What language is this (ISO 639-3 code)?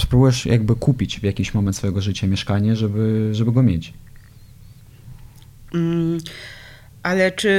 pol